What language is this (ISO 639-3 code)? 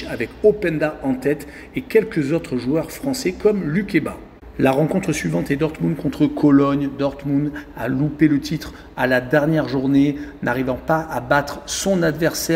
fra